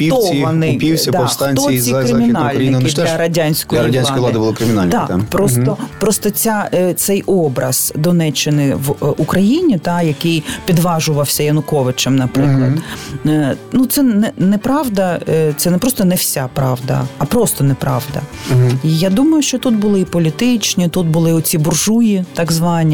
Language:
Ukrainian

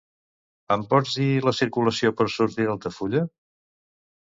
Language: Catalan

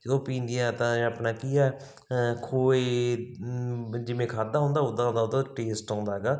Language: Punjabi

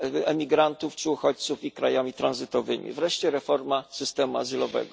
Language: Polish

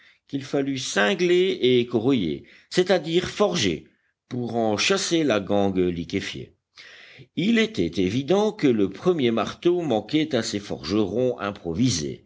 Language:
French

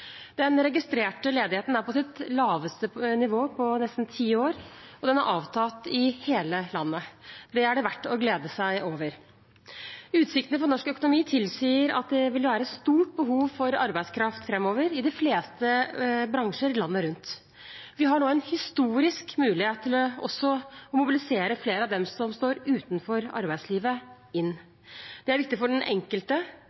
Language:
Norwegian Bokmål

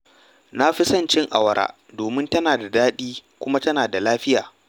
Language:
Hausa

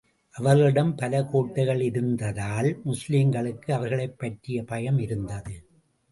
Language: Tamil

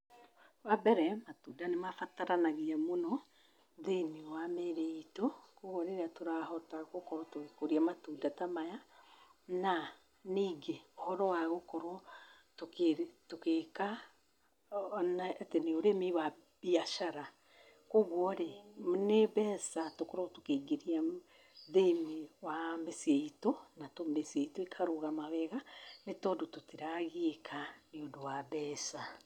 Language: Kikuyu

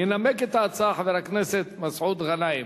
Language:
Hebrew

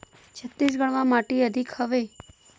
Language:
Chhattisgarhi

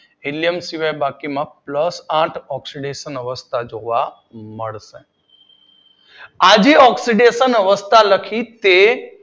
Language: Gujarati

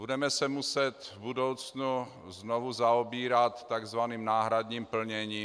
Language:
Czech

